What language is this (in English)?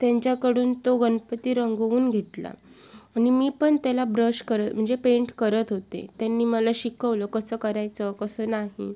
Marathi